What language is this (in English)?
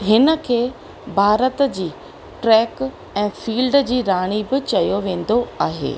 Sindhi